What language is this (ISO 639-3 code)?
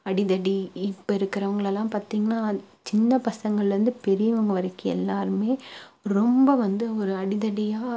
tam